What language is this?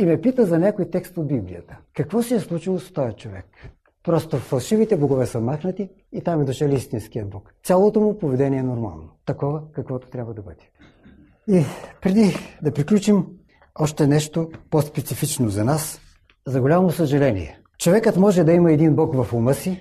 Bulgarian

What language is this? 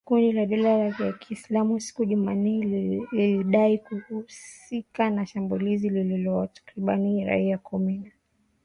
Swahili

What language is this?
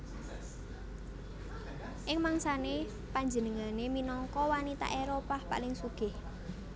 Javanese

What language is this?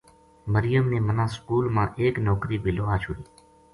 Gujari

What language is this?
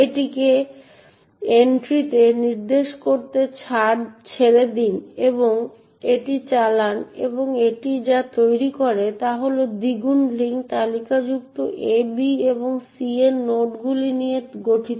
Bangla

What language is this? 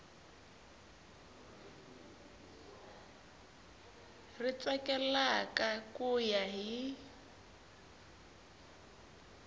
Tsonga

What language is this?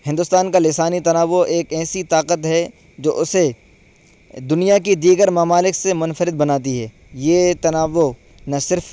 Urdu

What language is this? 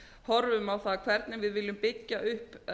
Icelandic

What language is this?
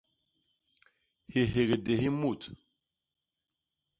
Basaa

